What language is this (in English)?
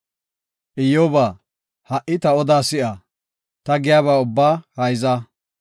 Gofa